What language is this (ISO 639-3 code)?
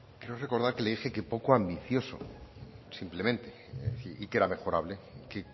spa